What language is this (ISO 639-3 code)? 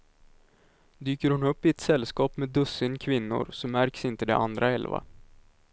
swe